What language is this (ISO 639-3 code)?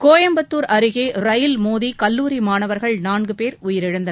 tam